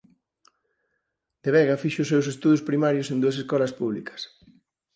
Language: Galician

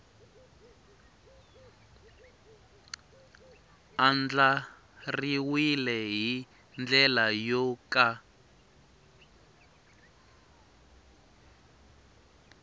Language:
Tsonga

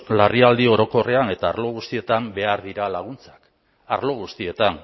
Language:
Basque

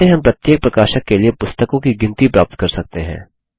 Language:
Hindi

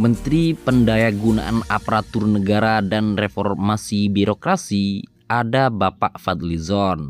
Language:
Indonesian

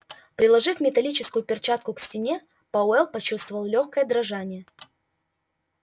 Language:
Russian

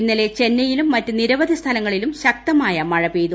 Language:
Malayalam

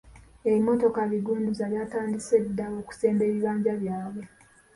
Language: Ganda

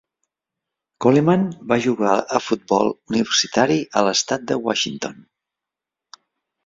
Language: Catalan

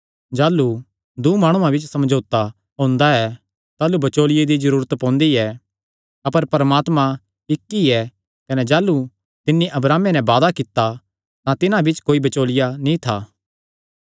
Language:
Kangri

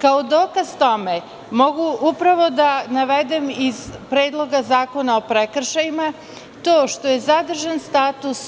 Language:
Serbian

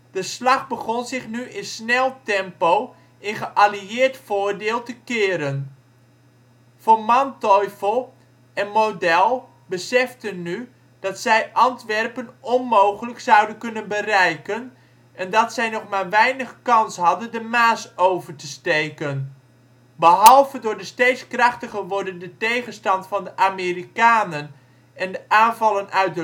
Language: Dutch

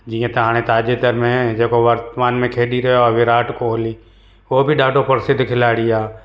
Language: Sindhi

